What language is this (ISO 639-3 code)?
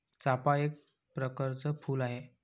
mar